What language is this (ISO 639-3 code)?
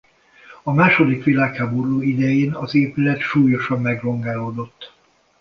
hun